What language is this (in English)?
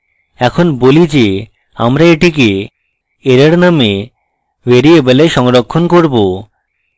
Bangla